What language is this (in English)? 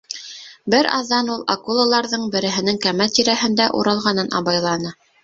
Bashkir